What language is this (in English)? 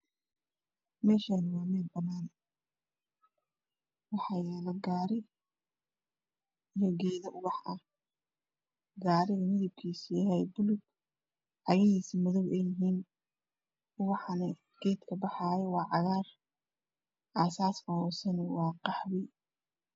Somali